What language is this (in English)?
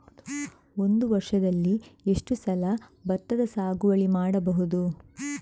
Kannada